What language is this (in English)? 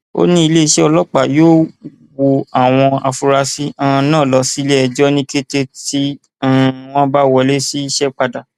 Yoruba